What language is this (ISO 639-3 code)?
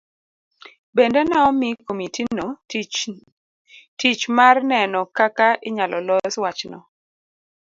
luo